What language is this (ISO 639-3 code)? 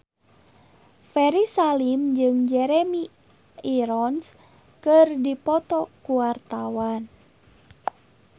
sun